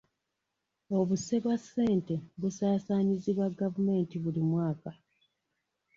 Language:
Ganda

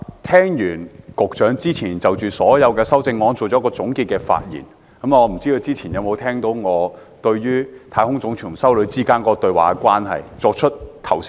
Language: Cantonese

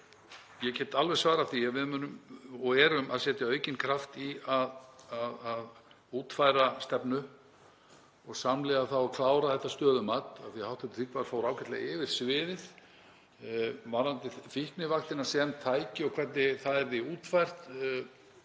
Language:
Icelandic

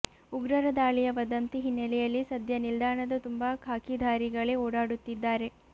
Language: Kannada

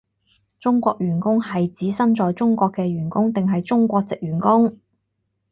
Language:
Cantonese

